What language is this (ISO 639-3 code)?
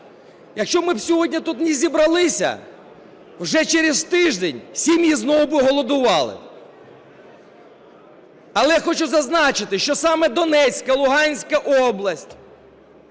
ukr